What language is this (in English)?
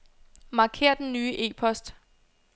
Danish